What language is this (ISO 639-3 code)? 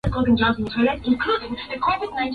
swa